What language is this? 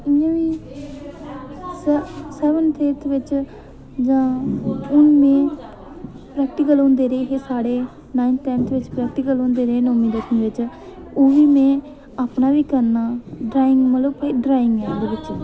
Dogri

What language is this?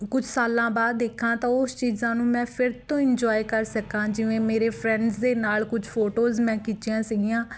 Punjabi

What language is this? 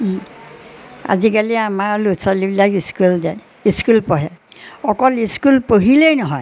Assamese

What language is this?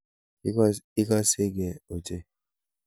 Kalenjin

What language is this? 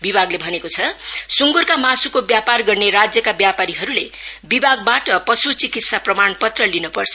Nepali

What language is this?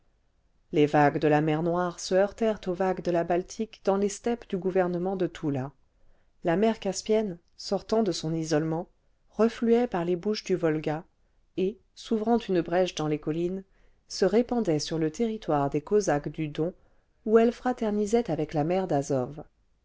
French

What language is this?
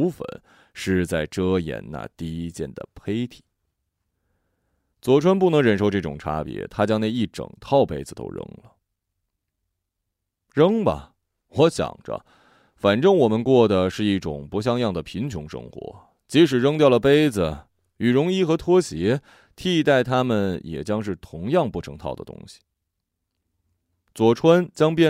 Chinese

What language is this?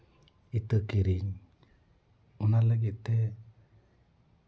Santali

